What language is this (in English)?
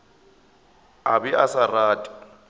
Northern Sotho